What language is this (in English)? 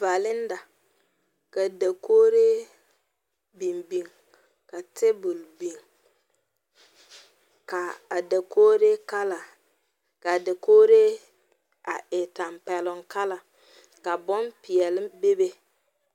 Southern Dagaare